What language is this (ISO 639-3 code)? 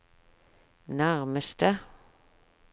nor